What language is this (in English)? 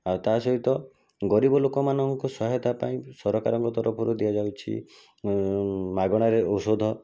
Odia